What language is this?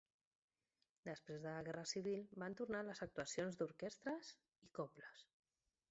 Catalan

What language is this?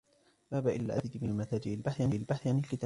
Arabic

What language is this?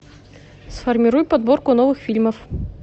Russian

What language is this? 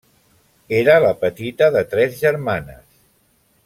Catalan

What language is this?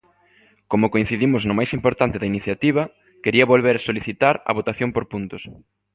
Galician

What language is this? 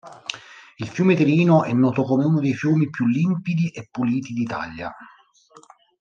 Italian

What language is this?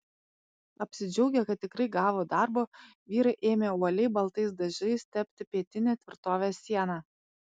Lithuanian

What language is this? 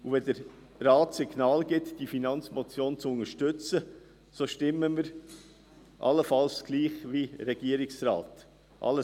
Swiss German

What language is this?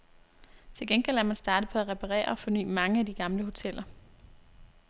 Danish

